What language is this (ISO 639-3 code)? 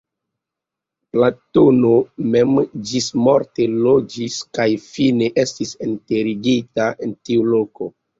epo